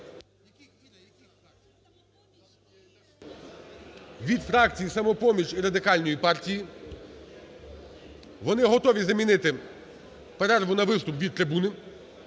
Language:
Ukrainian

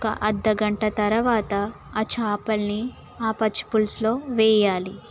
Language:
Telugu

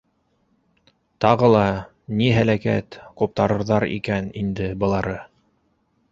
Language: Bashkir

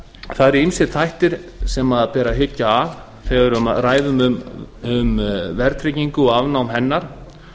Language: Icelandic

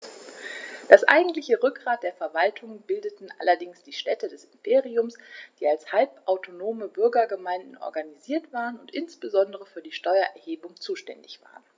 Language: German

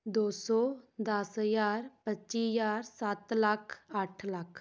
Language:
Punjabi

